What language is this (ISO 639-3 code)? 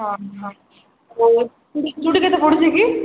ori